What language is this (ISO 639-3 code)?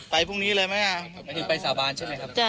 tha